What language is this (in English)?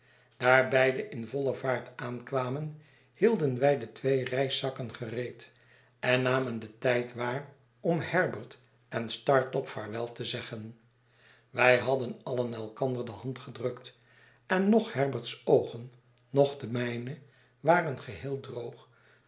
Dutch